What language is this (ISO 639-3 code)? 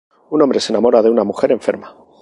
spa